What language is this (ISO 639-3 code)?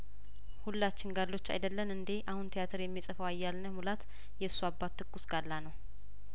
amh